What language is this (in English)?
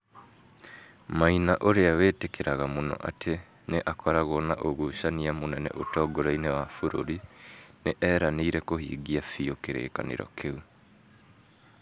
Kikuyu